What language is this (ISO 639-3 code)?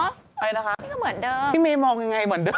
tha